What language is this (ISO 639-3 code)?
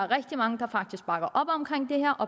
dan